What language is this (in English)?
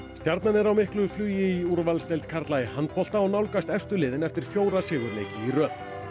Icelandic